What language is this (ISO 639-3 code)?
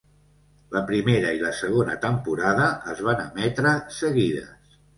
cat